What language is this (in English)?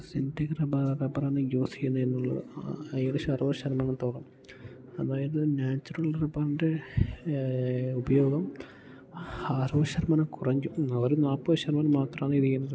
Malayalam